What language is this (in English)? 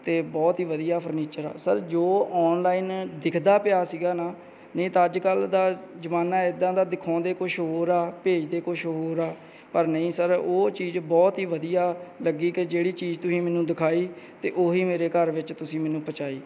Punjabi